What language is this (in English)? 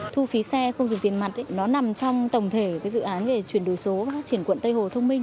Vietnamese